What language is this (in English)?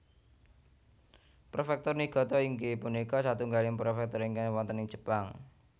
Javanese